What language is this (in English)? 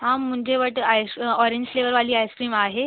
Sindhi